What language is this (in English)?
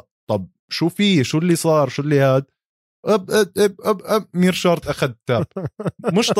Arabic